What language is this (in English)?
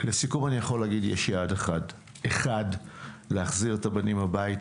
Hebrew